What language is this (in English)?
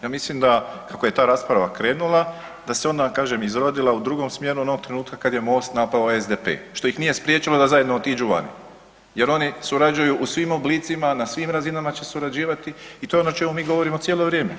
Croatian